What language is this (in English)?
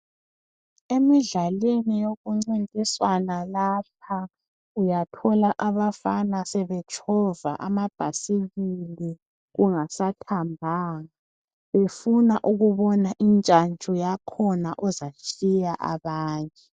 North Ndebele